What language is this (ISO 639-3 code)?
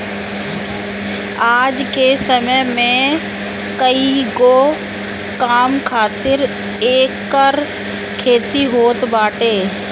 bho